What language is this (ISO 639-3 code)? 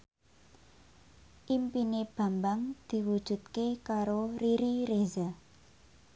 jav